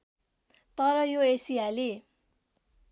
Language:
Nepali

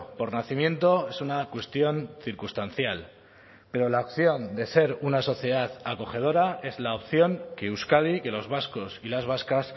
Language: Spanish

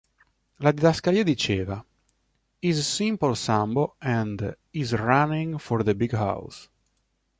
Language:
Italian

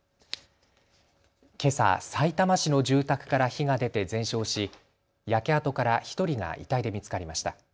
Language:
Japanese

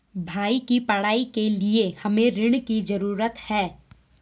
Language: Hindi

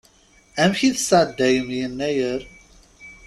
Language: Kabyle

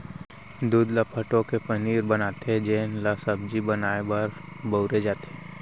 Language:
Chhattisgarhi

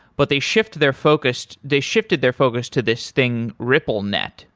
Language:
English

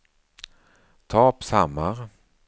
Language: Swedish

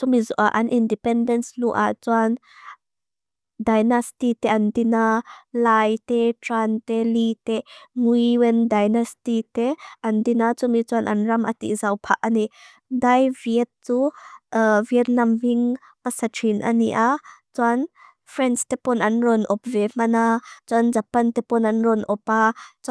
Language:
Mizo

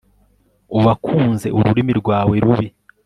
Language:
Kinyarwanda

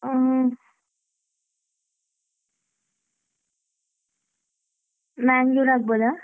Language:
Kannada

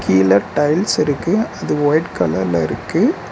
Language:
Tamil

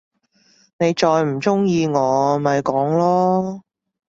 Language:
Cantonese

